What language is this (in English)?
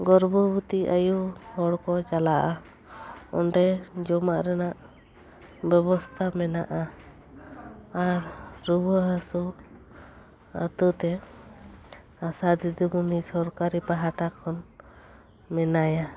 Santali